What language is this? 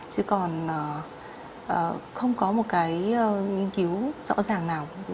Vietnamese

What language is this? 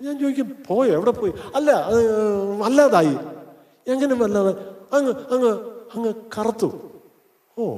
Malayalam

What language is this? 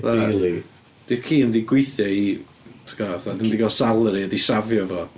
Welsh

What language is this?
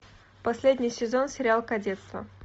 Russian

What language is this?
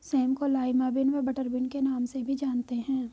Hindi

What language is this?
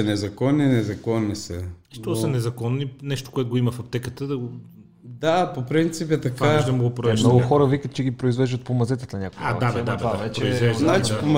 Bulgarian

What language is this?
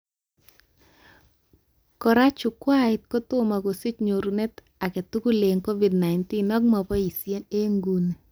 Kalenjin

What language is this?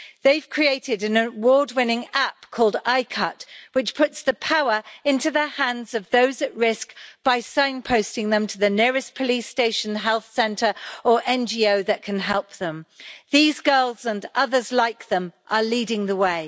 English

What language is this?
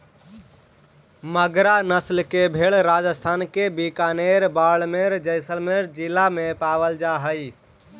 Magahi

